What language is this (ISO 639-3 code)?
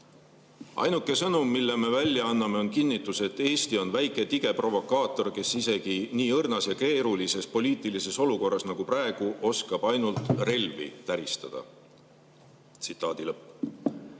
est